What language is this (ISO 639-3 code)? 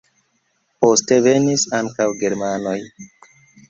epo